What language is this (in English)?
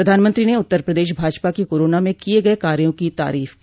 Hindi